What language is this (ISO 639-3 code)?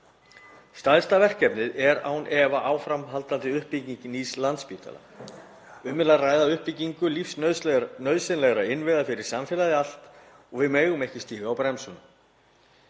isl